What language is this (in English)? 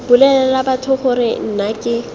Tswana